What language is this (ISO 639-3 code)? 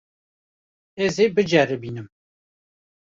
kur